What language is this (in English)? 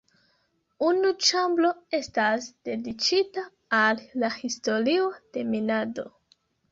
Esperanto